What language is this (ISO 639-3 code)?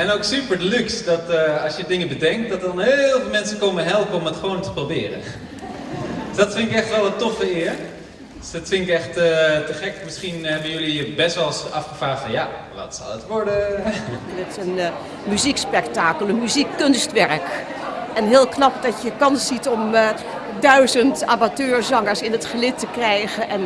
nld